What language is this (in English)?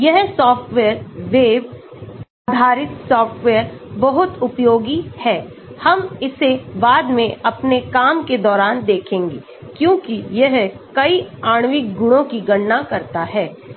Hindi